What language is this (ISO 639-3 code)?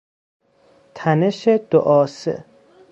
fas